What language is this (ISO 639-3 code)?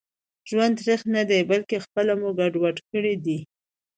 pus